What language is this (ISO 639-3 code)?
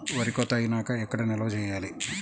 tel